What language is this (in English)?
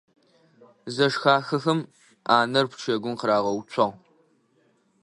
Adyghe